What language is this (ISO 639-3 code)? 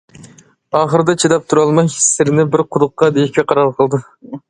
uig